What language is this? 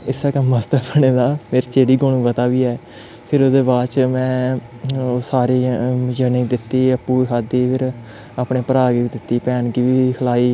Dogri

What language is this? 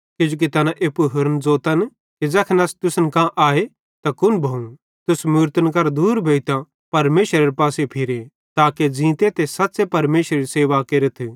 Bhadrawahi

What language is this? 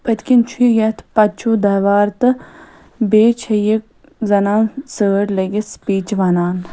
Kashmiri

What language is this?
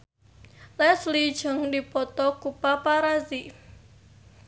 Sundanese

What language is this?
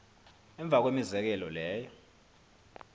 Xhosa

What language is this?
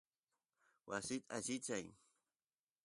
Santiago del Estero Quichua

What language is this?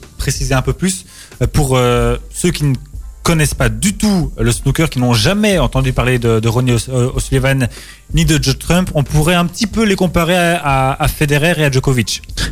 French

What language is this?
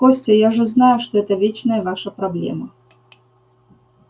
Russian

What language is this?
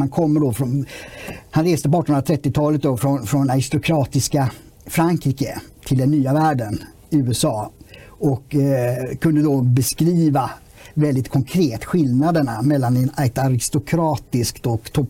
Swedish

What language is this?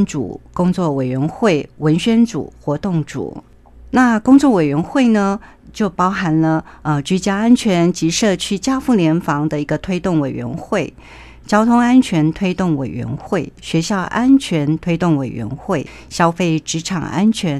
Chinese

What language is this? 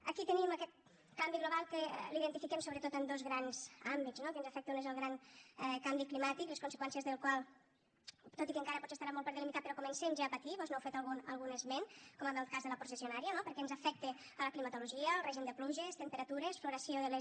Catalan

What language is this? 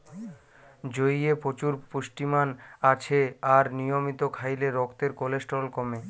Bangla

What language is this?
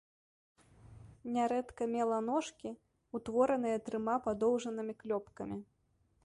Belarusian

